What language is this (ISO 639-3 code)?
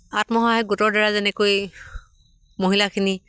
asm